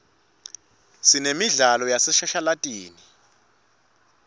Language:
Swati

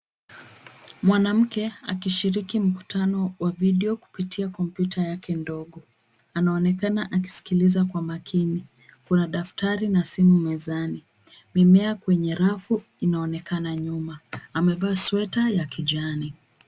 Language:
Swahili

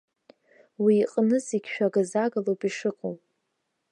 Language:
Abkhazian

